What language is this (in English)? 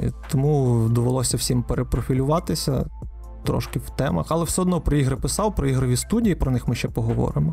Ukrainian